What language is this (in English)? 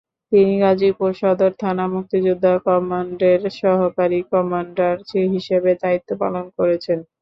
Bangla